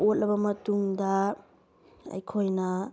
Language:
Manipuri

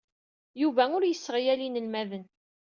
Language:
Kabyle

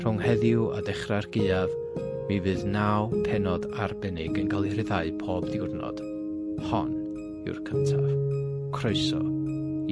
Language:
Welsh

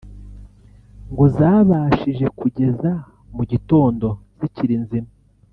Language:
Kinyarwanda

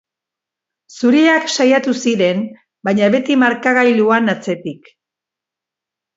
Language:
Basque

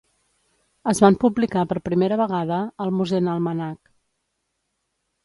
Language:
Catalan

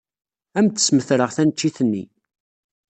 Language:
Kabyle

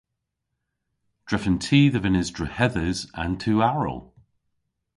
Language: Cornish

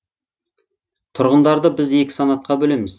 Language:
Kazakh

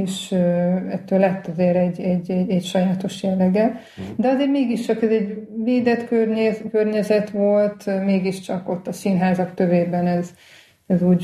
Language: Hungarian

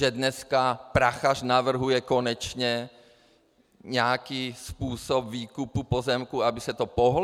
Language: Czech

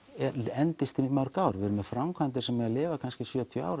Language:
Icelandic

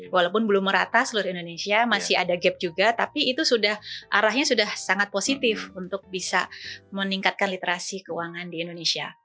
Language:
Indonesian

